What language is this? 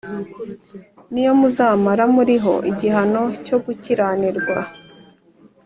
Kinyarwanda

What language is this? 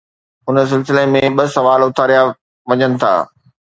Sindhi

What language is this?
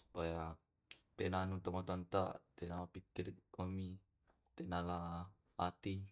Tae'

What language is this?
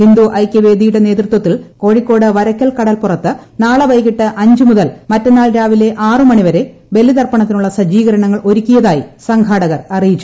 Malayalam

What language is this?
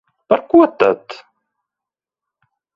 Latvian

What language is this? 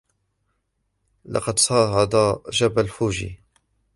Arabic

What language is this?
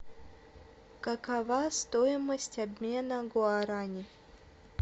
Russian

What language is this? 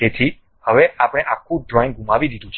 Gujarati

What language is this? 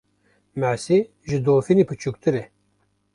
Kurdish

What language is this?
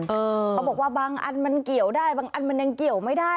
Thai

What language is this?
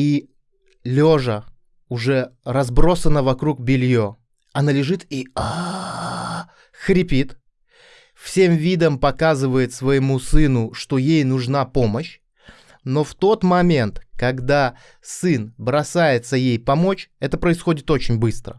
Russian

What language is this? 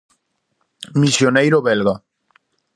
Galician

